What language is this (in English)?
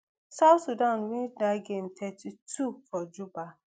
Nigerian Pidgin